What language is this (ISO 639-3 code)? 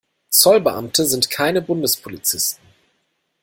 deu